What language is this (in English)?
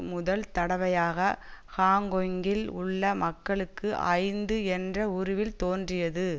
Tamil